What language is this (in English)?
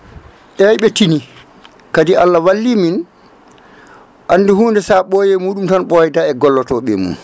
Fula